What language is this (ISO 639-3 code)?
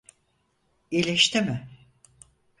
tur